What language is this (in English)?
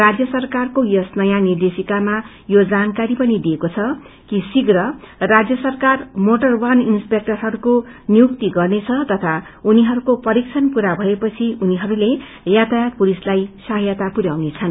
Nepali